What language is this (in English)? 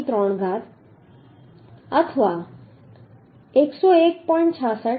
Gujarati